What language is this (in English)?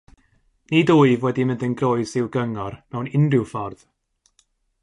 Welsh